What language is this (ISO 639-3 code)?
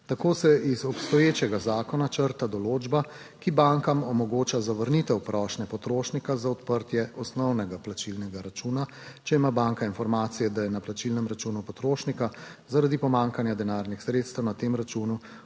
slv